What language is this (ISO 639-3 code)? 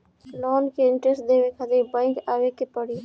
bho